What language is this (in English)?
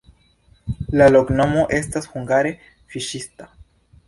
Esperanto